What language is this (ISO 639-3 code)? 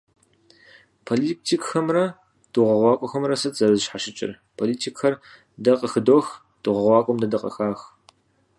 kbd